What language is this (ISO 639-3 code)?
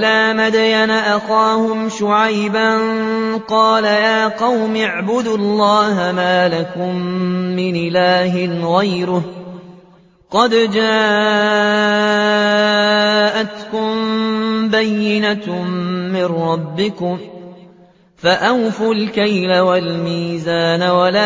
ara